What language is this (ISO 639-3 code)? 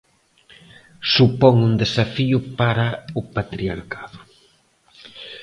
glg